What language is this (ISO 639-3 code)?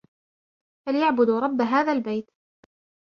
ara